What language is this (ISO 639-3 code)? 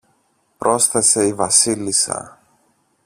ell